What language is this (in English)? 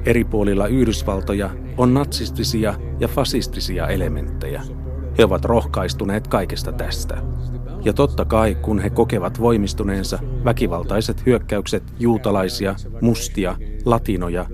Finnish